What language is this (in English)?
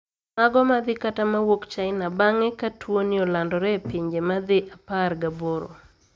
Luo (Kenya and Tanzania)